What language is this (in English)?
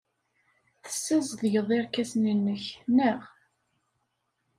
Kabyle